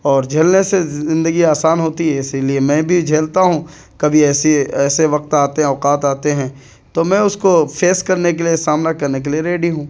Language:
Urdu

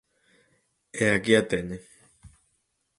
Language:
Galician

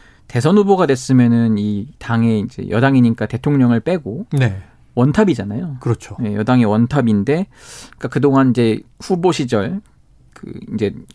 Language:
Korean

